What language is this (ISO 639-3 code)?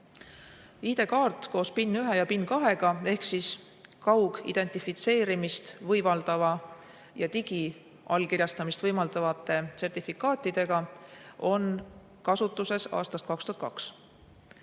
est